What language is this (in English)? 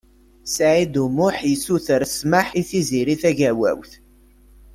Kabyle